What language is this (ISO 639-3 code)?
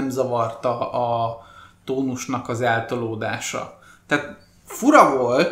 hun